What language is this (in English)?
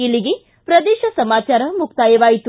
Kannada